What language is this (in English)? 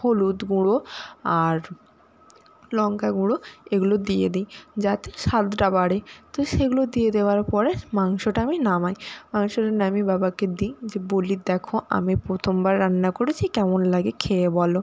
Bangla